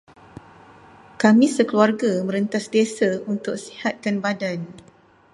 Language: Malay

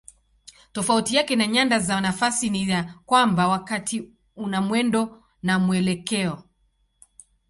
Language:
Swahili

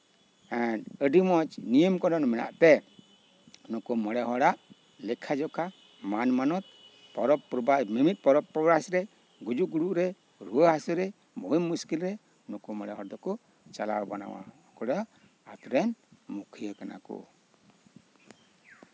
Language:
Santali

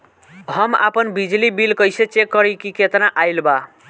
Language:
Bhojpuri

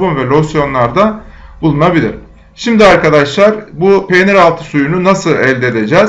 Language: Turkish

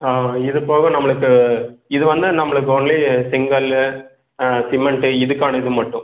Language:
Tamil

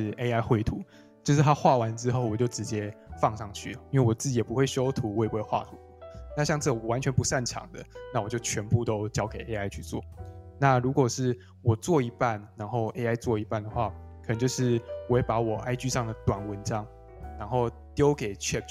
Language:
Chinese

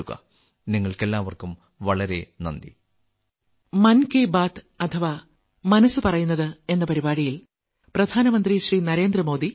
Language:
Malayalam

